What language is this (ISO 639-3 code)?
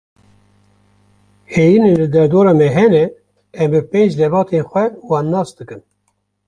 kur